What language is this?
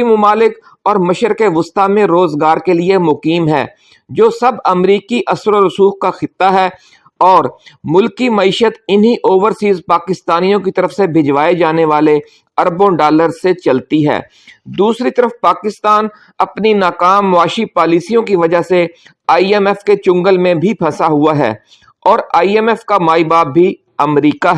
Urdu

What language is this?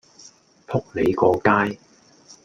Cantonese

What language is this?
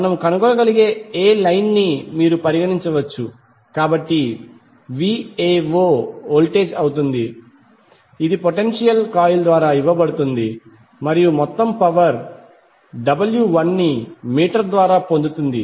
Telugu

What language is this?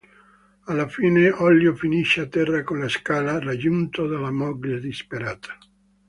Italian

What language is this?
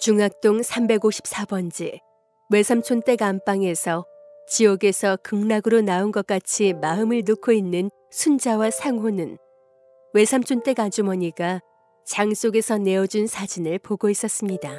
Korean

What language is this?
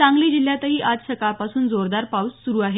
Marathi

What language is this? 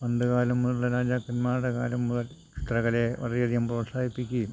Malayalam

